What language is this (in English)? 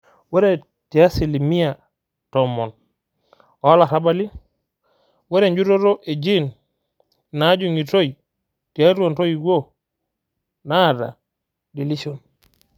Masai